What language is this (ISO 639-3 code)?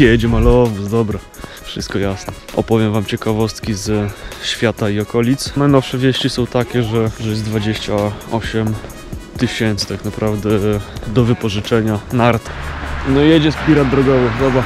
pol